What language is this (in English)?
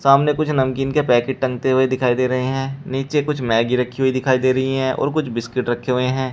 Hindi